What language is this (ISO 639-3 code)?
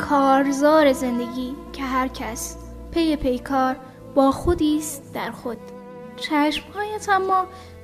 fas